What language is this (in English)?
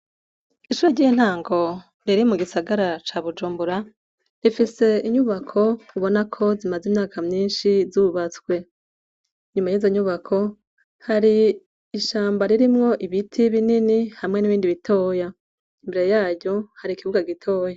Rundi